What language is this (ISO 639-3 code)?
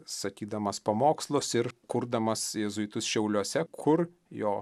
lit